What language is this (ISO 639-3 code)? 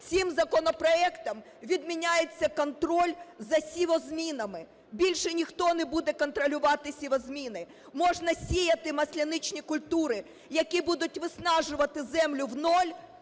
ukr